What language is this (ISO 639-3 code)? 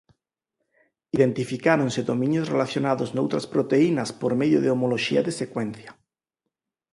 glg